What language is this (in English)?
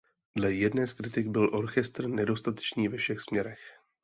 Czech